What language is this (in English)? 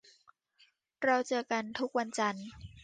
Thai